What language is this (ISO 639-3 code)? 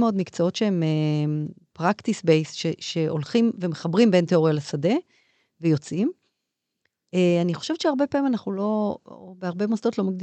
heb